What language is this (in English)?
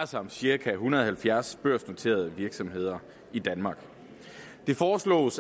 Danish